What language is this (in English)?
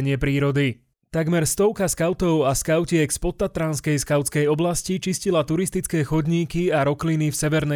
Slovak